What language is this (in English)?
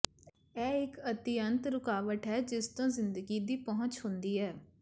Punjabi